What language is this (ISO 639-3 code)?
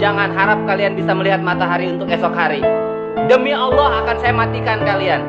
ind